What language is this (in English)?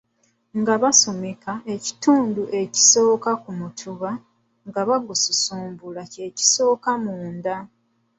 Ganda